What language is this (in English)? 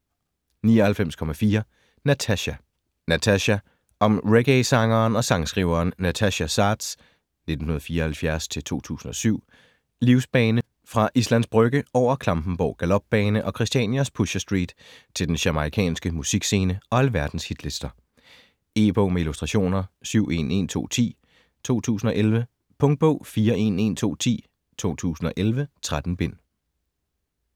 Danish